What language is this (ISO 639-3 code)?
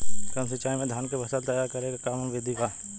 bho